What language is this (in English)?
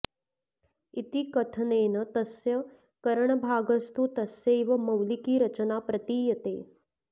Sanskrit